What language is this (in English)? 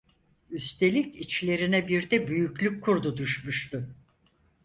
Turkish